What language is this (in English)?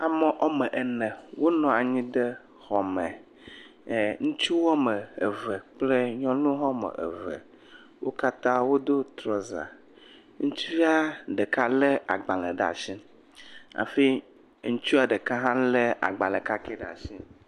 Ewe